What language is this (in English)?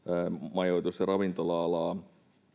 Finnish